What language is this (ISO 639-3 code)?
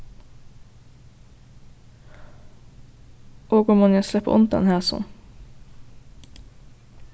fao